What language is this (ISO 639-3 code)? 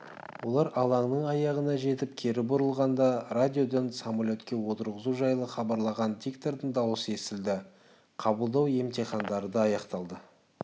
kaz